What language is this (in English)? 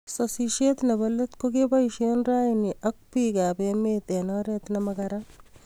Kalenjin